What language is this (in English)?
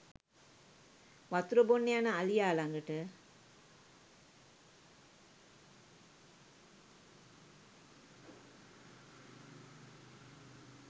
Sinhala